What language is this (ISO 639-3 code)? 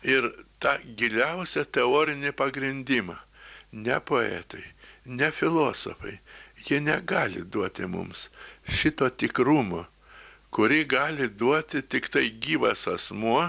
lit